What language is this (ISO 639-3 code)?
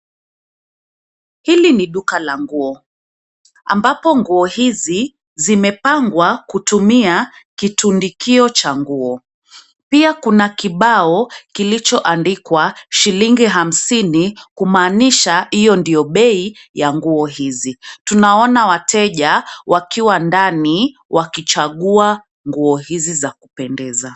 swa